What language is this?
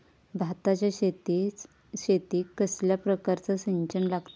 Marathi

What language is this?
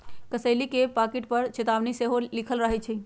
Magahi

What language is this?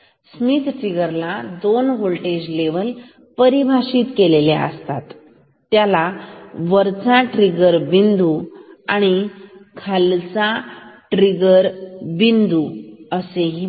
Marathi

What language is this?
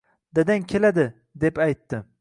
Uzbek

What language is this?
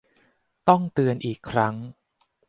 Thai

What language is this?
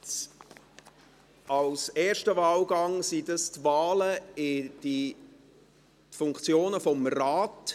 Swiss German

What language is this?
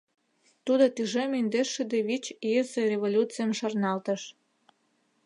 Mari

